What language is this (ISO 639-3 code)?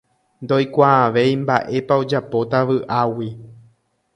grn